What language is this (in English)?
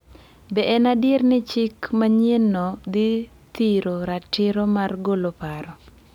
Luo (Kenya and Tanzania)